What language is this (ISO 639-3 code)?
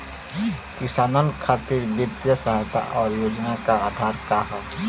bho